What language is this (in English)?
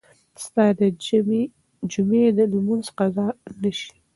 Pashto